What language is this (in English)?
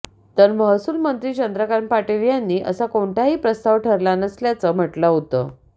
Marathi